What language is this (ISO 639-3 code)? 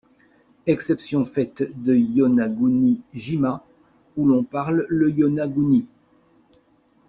fra